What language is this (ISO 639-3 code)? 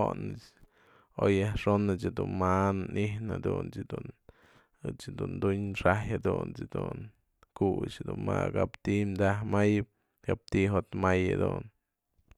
mzl